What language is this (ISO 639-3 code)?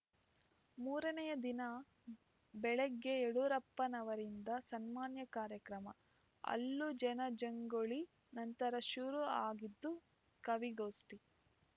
kan